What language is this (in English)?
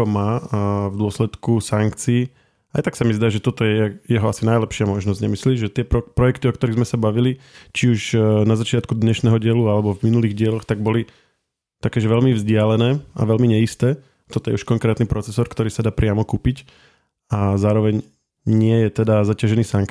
Slovak